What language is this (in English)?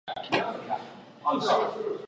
Chinese